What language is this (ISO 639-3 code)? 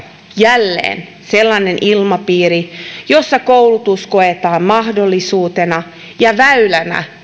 fin